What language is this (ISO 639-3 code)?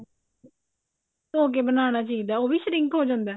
pan